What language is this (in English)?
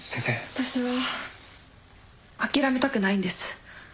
Japanese